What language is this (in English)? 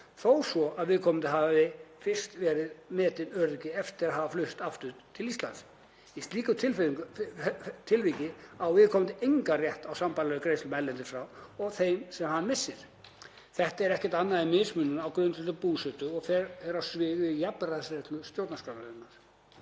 Icelandic